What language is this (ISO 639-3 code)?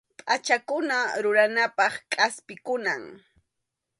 qxu